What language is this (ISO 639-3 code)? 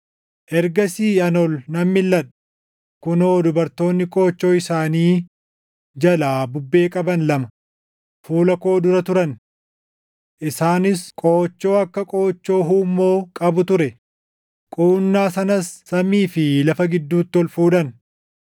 orm